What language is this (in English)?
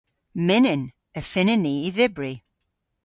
Cornish